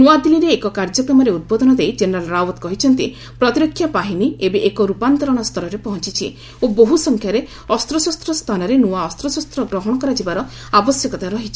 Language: Odia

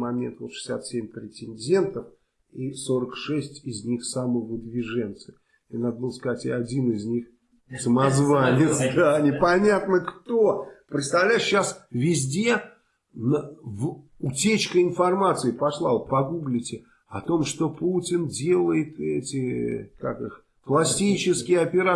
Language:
Russian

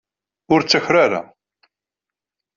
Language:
Kabyle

